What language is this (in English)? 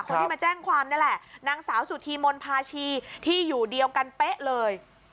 Thai